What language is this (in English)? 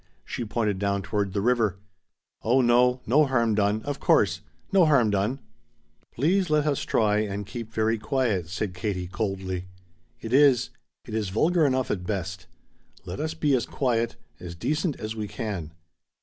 English